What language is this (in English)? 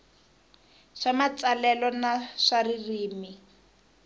Tsonga